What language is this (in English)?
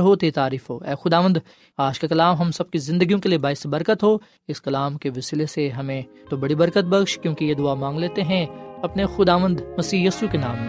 Urdu